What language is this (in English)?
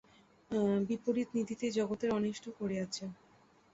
Bangla